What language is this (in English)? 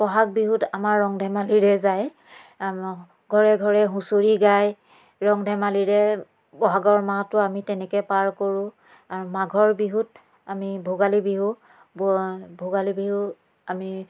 Assamese